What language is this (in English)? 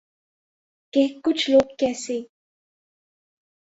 Urdu